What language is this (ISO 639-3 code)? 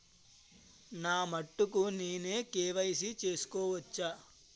tel